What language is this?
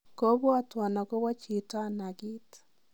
Kalenjin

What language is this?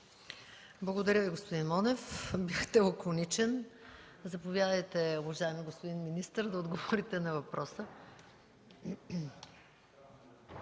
Bulgarian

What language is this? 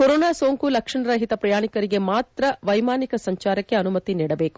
Kannada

